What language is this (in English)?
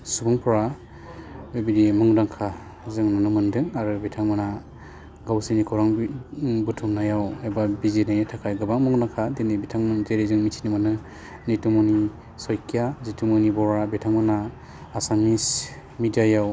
Bodo